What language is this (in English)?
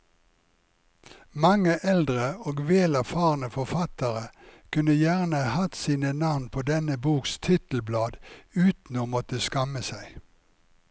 Norwegian